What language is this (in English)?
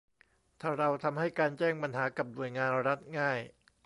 Thai